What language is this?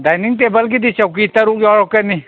Manipuri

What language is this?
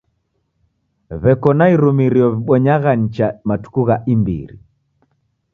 Taita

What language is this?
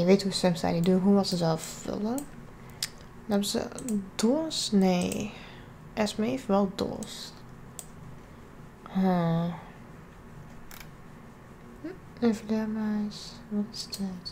Dutch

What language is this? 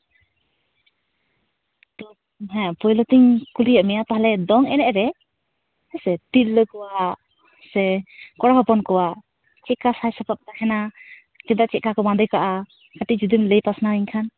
Santali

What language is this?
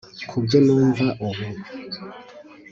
Kinyarwanda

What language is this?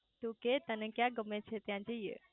Gujarati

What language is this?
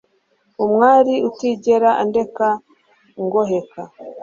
Kinyarwanda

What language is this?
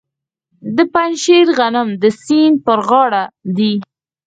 Pashto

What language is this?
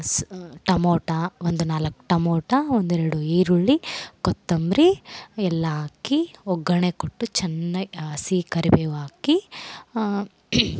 Kannada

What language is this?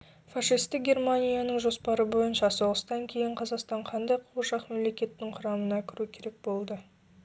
Kazakh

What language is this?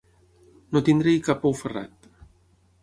Catalan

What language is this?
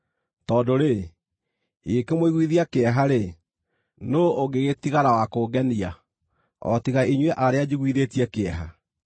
Kikuyu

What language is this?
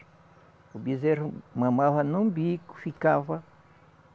Portuguese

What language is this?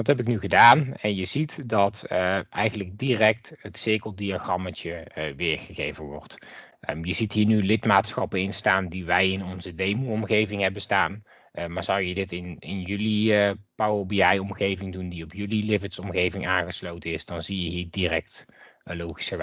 Dutch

